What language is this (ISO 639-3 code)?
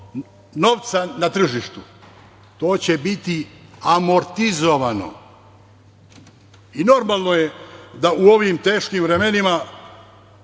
srp